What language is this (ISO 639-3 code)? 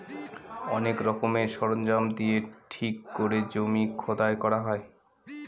ben